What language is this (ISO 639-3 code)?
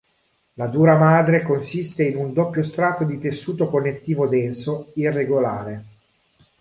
ita